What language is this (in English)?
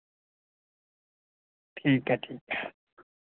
Dogri